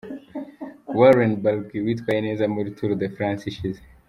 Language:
Kinyarwanda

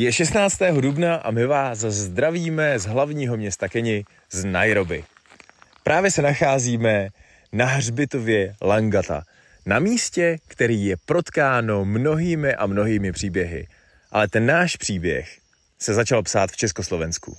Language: Czech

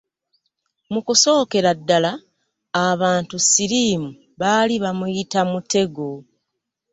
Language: Ganda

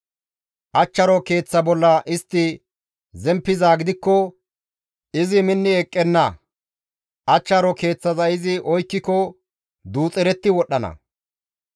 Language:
Gamo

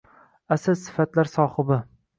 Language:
Uzbek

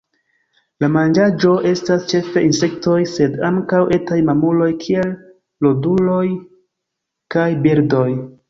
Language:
Esperanto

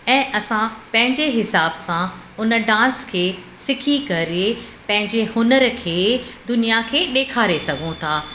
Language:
Sindhi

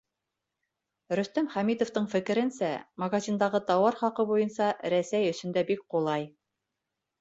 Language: Bashkir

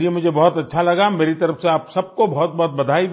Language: Hindi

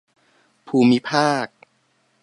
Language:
Thai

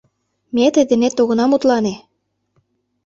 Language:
Mari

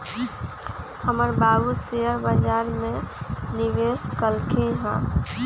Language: Magahi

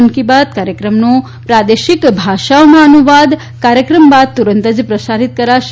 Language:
Gujarati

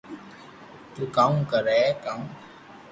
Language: Loarki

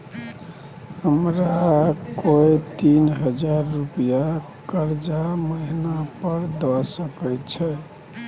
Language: Maithili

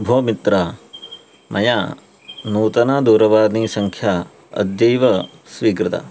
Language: Sanskrit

